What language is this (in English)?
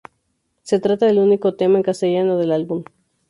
Spanish